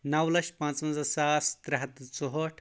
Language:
Kashmiri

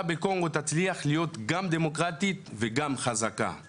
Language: Hebrew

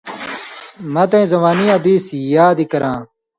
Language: Indus Kohistani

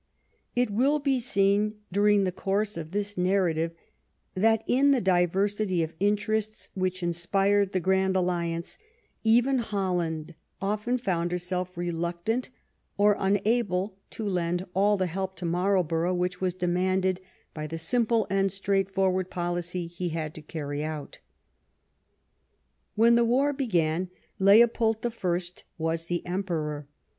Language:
English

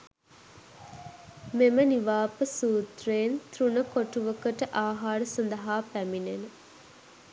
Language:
Sinhala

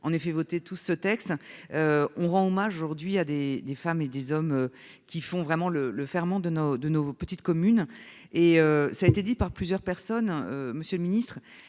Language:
French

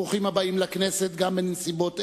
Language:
Hebrew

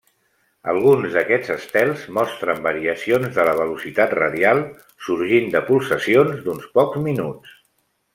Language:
Catalan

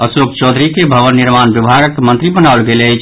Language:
Maithili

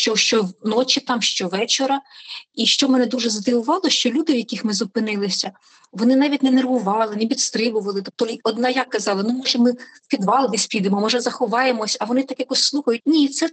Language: Ukrainian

